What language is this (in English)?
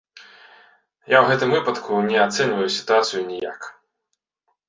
Belarusian